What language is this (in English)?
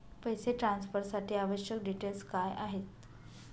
Marathi